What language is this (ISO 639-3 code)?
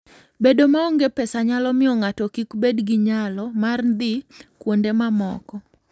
luo